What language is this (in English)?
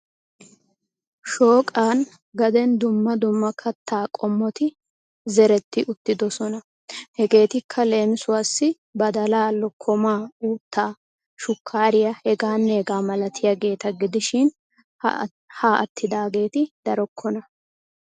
Wolaytta